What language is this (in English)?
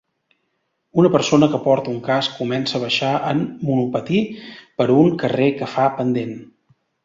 Catalan